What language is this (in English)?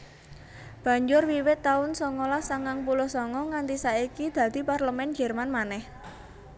Javanese